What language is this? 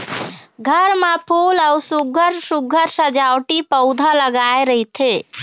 Chhattisgarhi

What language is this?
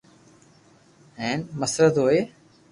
Loarki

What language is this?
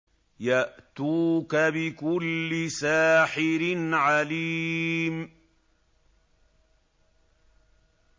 Arabic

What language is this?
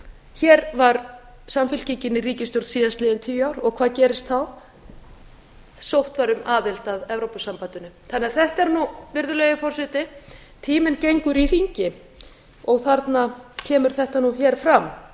Icelandic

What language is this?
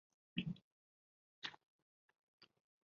Chinese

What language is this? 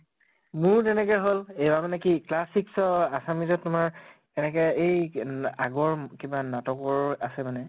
Assamese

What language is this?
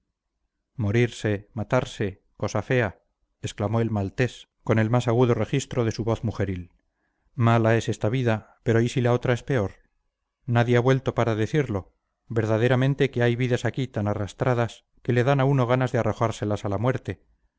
Spanish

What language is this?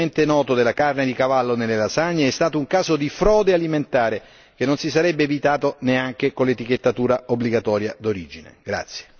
Italian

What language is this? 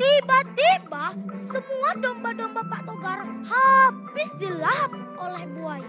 Indonesian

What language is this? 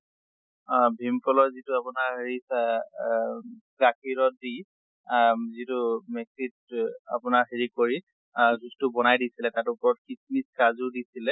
Assamese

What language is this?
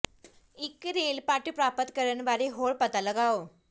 Punjabi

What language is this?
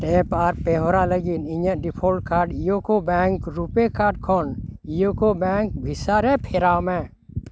Santali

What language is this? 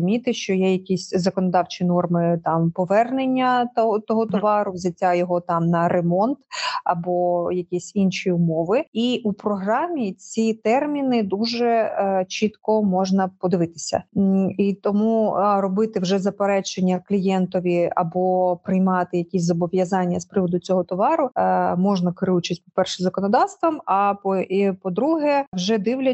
Ukrainian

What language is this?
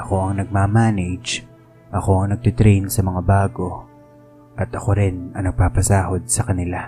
Filipino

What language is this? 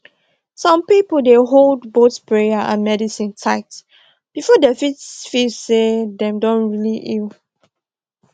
Nigerian Pidgin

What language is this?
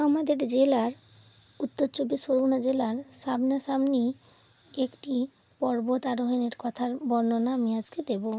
Bangla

